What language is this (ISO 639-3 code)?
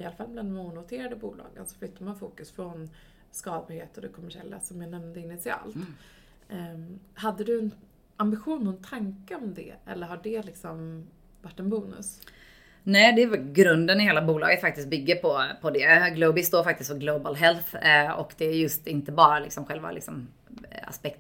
swe